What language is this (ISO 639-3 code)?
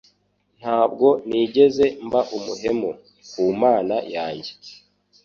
kin